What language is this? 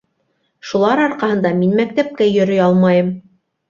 Bashkir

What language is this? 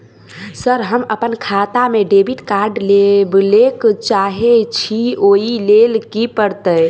Maithili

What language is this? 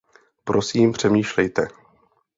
Czech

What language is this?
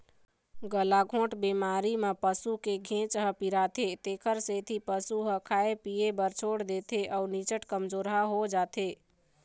Chhattisgarhi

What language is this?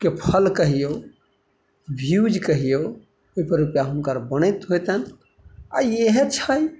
Maithili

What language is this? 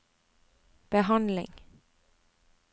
Norwegian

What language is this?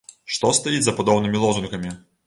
Belarusian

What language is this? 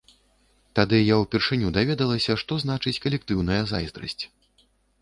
Belarusian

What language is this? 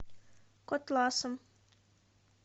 Russian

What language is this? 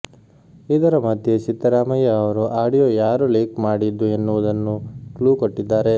Kannada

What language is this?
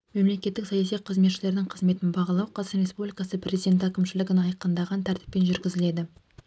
Kazakh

